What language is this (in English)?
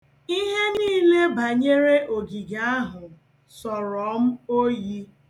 Igbo